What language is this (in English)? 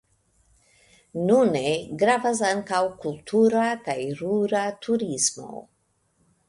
Esperanto